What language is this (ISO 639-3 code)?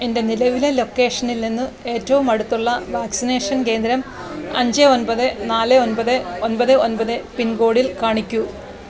mal